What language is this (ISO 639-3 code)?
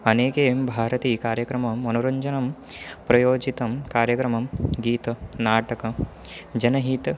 san